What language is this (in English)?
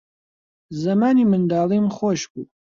Central Kurdish